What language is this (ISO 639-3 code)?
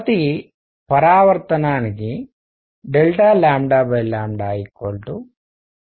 tel